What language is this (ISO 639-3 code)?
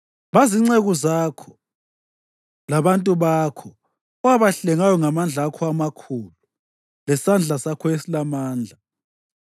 nde